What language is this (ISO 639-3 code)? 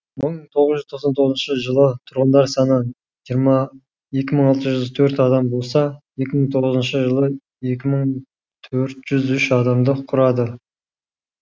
kaz